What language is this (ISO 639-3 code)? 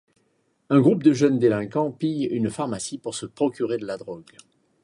fra